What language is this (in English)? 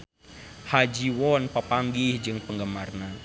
Sundanese